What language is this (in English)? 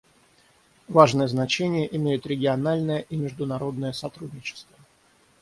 Russian